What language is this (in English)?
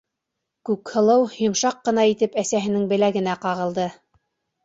Bashkir